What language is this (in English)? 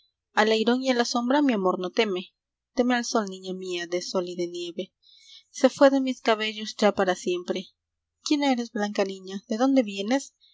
Spanish